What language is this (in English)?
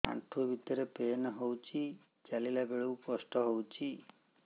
Odia